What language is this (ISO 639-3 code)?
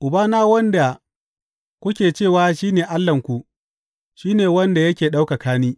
hau